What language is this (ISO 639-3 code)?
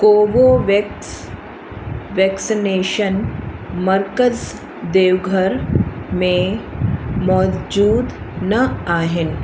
snd